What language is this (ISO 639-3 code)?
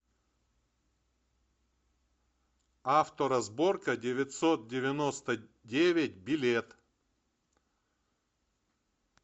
rus